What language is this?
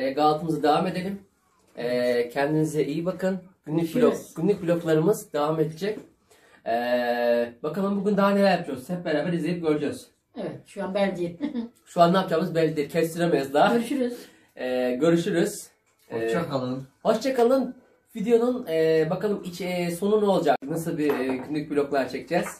Turkish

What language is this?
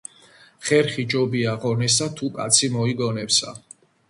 Georgian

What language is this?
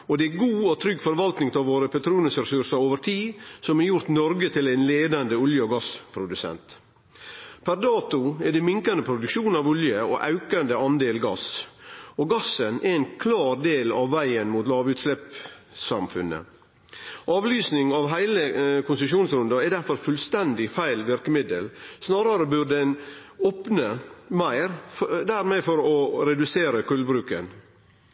Norwegian Nynorsk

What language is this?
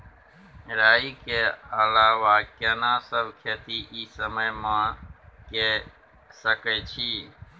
Maithili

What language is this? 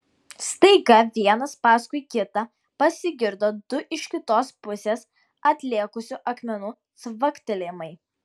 Lithuanian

